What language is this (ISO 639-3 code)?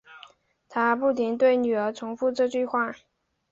zho